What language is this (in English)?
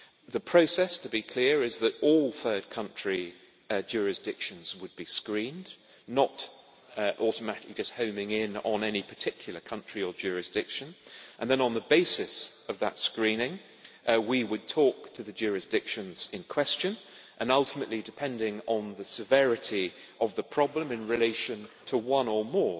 English